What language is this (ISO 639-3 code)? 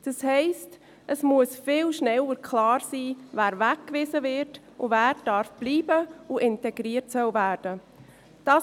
gsw